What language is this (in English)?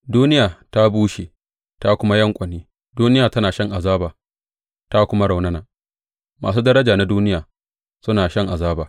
Hausa